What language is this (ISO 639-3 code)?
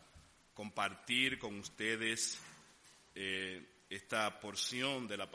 spa